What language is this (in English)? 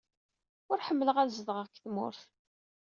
Kabyle